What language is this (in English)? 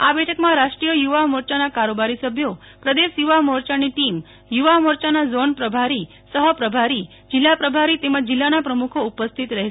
Gujarati